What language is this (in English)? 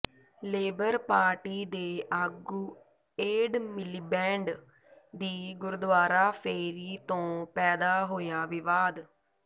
Punjabi